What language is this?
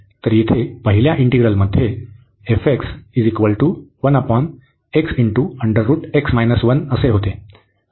Marathi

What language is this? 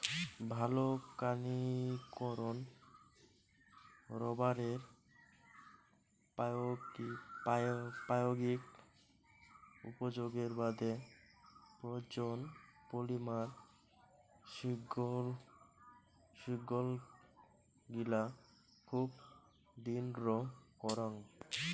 Bangla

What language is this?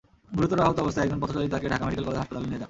Bangla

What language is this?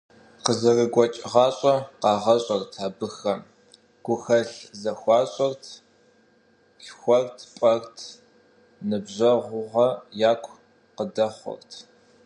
Kabardian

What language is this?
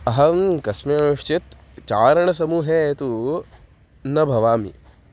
Sanskrit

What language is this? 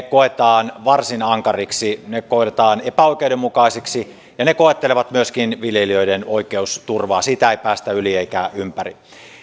Finnish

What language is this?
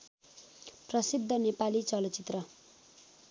Nepali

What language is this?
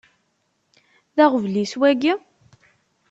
Kabyle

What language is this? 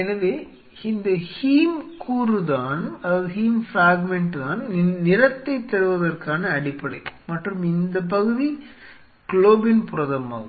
Tamil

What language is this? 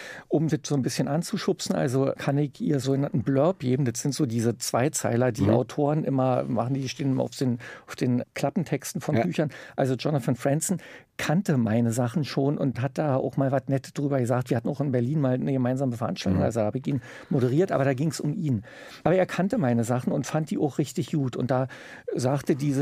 German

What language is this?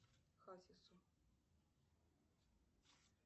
Russian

